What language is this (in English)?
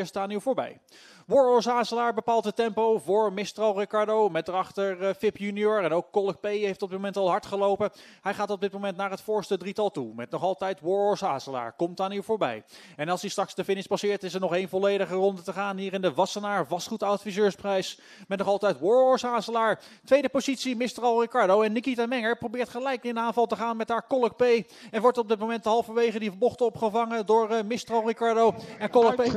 Dutch